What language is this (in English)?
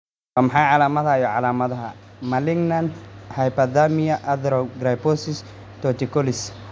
Somali